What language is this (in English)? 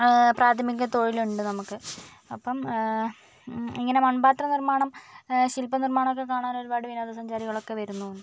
Malayalam